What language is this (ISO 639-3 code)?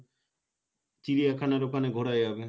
ben